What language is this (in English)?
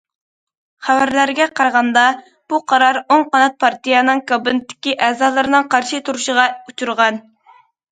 Uyghur